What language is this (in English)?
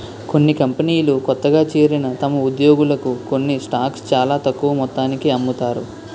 Telugu